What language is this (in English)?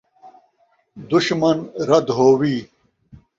Saraiki